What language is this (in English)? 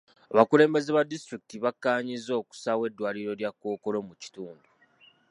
Ganda